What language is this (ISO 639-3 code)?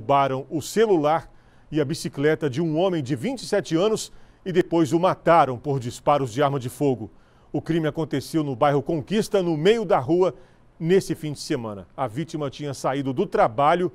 por